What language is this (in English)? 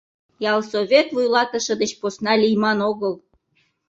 Mari